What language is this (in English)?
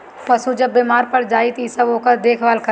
Bhojpuri